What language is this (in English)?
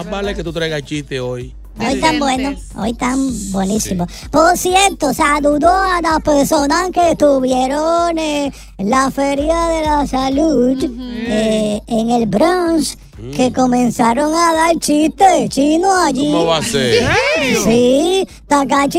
Spanish